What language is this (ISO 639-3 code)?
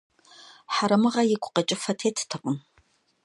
kbd